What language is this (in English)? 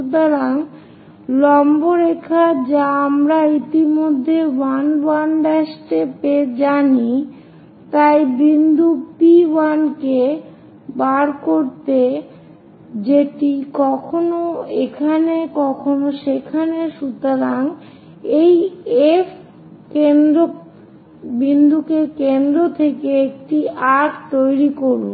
Bangla